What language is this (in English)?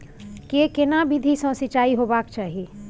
Maithili